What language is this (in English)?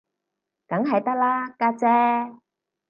Cantonese